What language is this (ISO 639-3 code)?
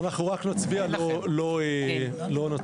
heb